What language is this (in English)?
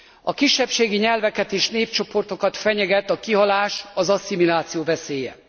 Hungarian